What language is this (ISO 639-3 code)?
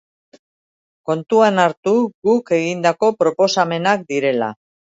eus